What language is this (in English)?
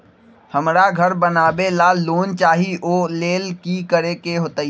Magahi